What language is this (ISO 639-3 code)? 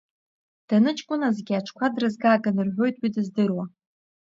abk